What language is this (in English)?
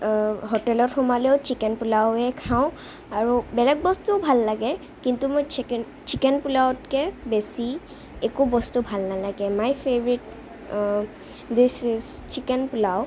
Assamese